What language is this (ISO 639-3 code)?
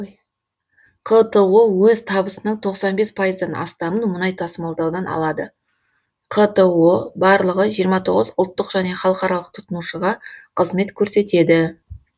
kaz